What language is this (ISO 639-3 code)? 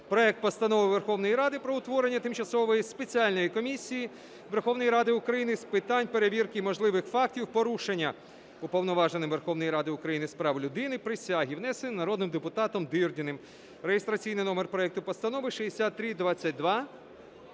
ukr